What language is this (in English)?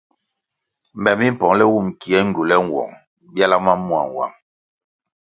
Kwasio